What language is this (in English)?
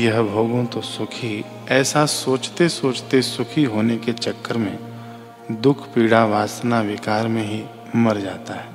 Hindi